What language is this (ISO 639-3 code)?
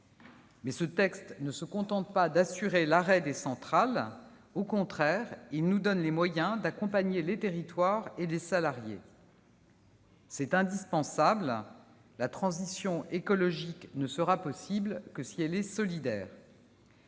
fra